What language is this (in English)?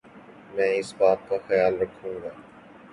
Urdu